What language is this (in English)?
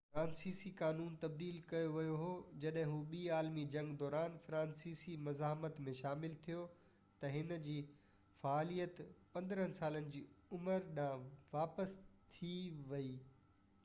Sindhi